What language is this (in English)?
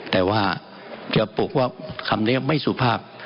Thai